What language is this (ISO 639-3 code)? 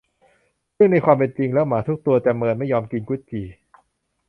tha